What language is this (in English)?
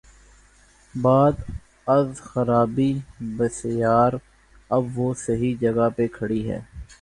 Urdu